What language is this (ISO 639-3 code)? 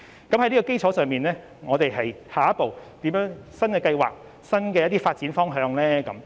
yue